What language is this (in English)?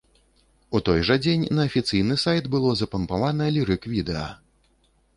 Belarusian